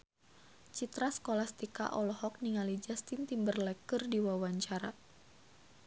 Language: Sundanese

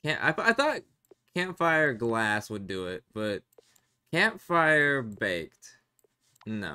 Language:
English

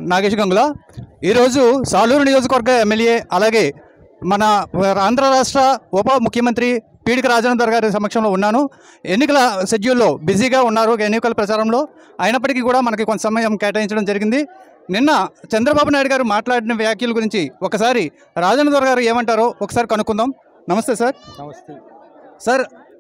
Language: Telugu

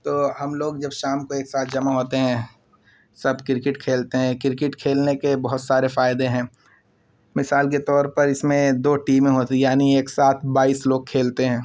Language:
Urdu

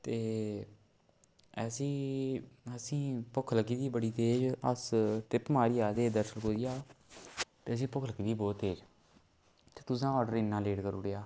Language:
Dogri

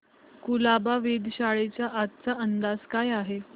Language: Marathi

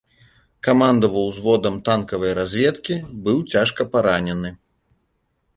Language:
Belarusian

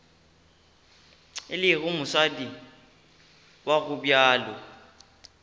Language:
Northern Sotho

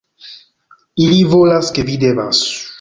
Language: Esperanto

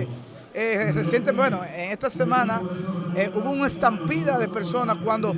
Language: Spanish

